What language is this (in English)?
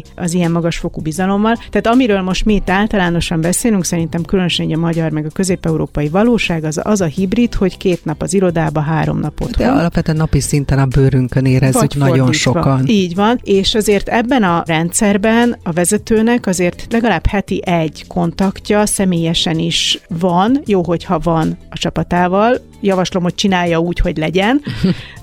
Hungarian